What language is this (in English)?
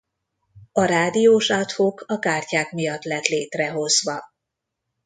Hungarian